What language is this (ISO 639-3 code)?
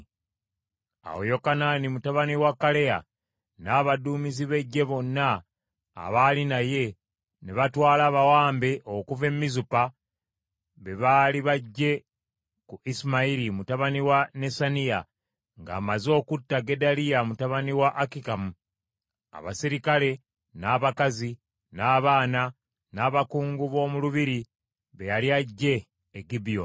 lug